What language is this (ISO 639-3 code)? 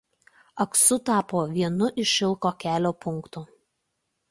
lit